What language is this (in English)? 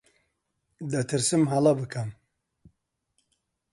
Central Kurdish